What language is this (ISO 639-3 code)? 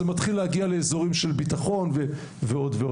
heb